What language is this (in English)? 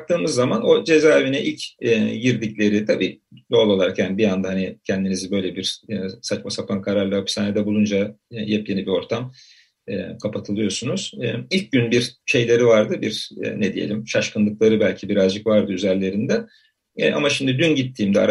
Turkish